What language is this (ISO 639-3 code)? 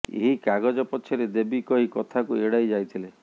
ori